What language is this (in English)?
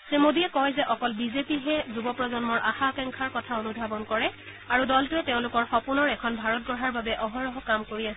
Assamese